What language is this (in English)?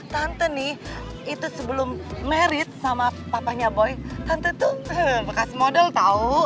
Indonesian